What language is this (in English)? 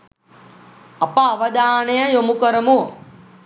Sinhala